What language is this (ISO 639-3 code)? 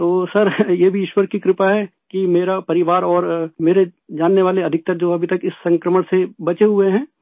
urd